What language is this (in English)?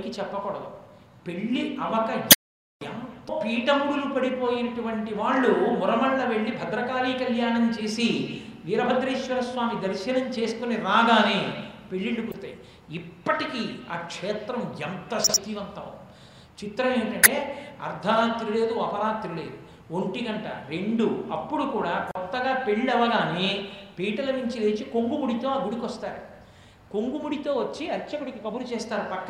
Telugu